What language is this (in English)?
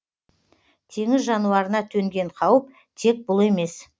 Kazakh